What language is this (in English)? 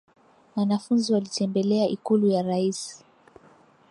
Swahili